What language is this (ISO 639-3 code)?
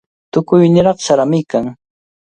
qvl